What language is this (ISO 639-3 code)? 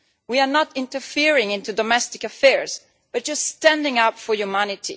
eng